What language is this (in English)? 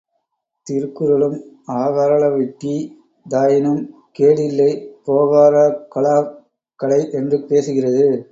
Tamil